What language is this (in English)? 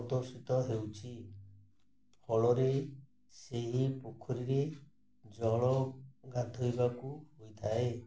Odia